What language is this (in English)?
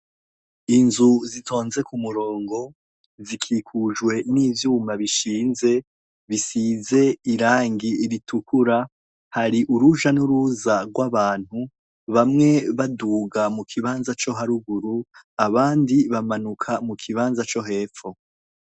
Rundi